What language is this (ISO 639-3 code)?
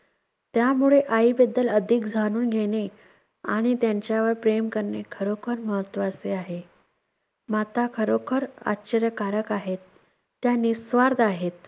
mar